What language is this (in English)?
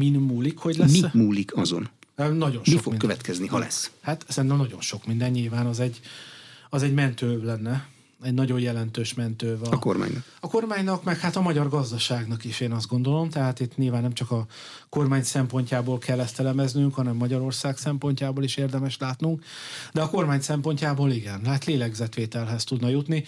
Hungarian